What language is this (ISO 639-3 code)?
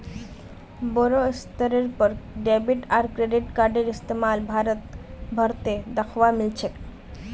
mag